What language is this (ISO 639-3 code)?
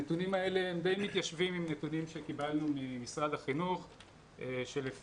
heb